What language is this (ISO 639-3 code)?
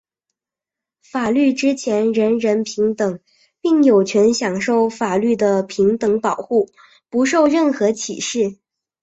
zho